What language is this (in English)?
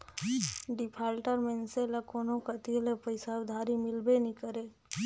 Chhattisgarhi